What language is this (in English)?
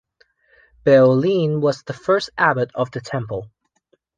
English